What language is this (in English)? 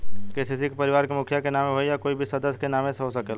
Bhojpuri